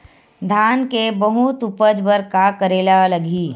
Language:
Chhattisgarhi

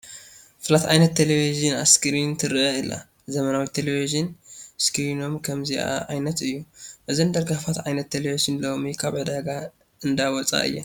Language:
Tigrinya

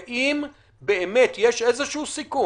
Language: Hebrew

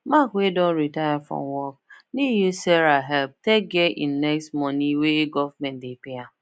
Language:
Nigerian Pidgin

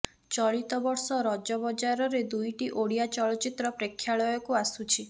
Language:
Odia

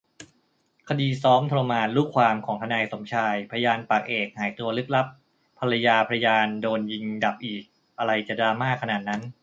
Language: Thai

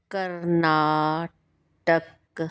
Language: Punjabi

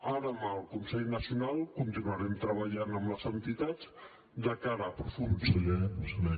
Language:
Catalan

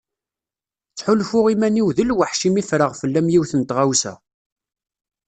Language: Kabyle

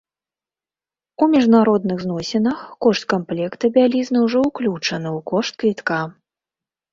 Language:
Belarusian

